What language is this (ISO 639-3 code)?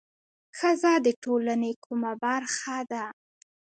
pus